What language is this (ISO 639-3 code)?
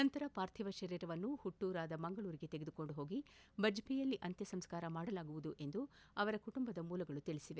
kan